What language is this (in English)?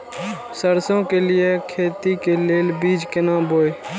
Maithili